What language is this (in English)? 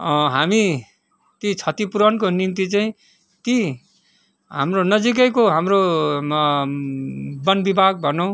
Nepali